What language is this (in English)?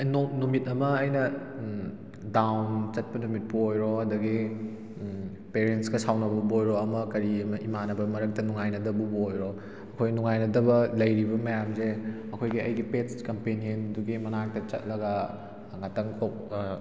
Manipuri